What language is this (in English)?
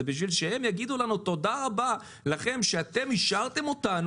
Hebrew